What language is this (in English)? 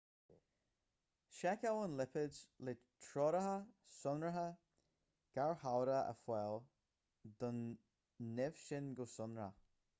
Irish